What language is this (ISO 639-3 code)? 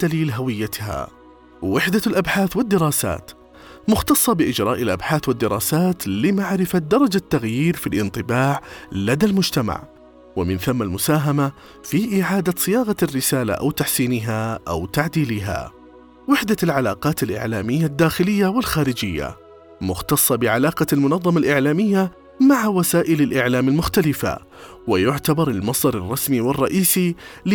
ara